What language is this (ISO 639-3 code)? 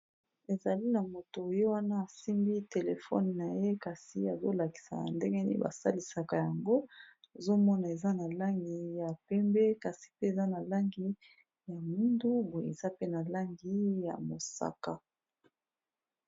lin